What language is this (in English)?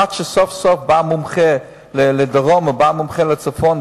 Hebrew